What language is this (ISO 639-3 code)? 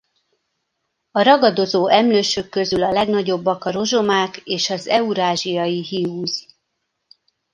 hun